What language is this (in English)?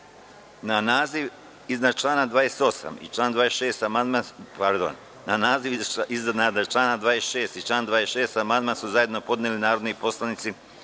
Serbian